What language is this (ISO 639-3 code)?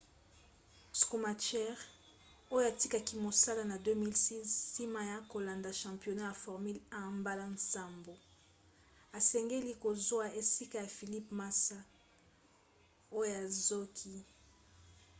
lin